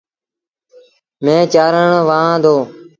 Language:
Sindhi Bhil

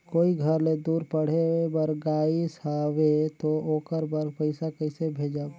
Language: Chhattisgarhi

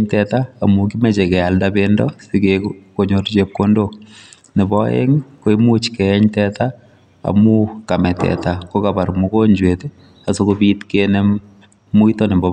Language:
Kalenjin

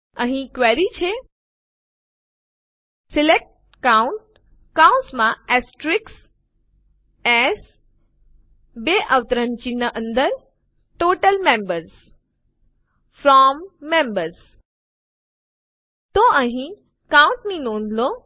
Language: Gujarati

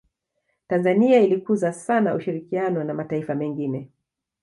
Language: Swahili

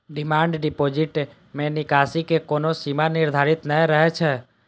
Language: Maithili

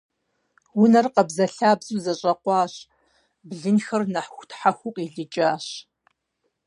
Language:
Kabardian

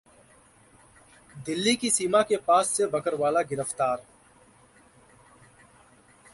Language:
Hindi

